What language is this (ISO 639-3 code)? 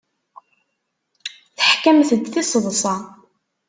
kab